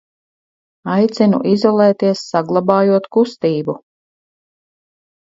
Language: Latvian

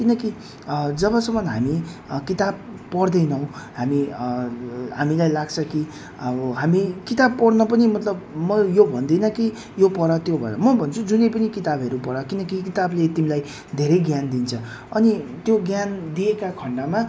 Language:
Nepali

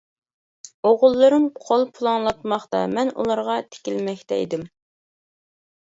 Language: Uyghur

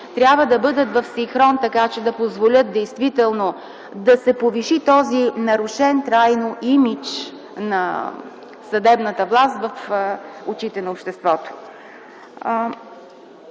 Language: Bulgarian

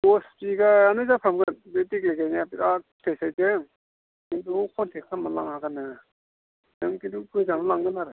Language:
Bodo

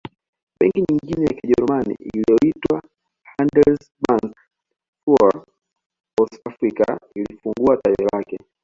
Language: Swahili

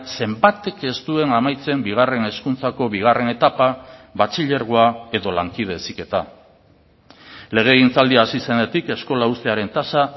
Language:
Basque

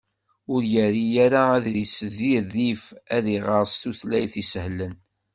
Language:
Kabyle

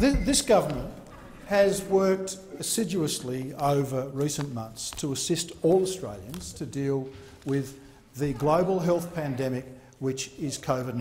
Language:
English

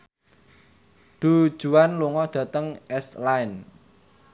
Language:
Javanese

